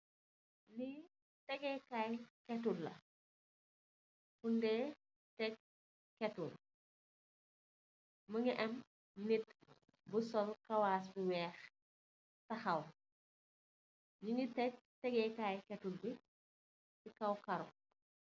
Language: Wolof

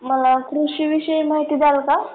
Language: Marathi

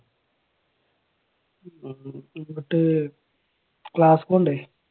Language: Malayalam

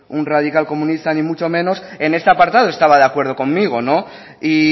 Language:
Spanish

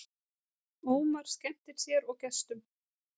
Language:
Icelandic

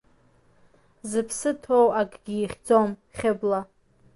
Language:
Abkhazian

